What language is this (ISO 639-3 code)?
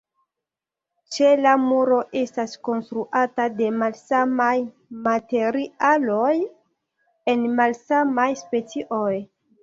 epo